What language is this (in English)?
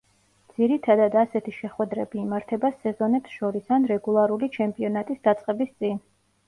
Georgian